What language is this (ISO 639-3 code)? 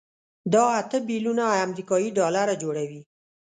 pus